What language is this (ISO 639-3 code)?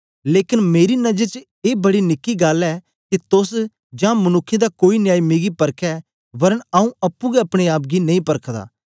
doi